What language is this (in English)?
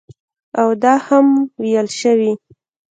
Pashto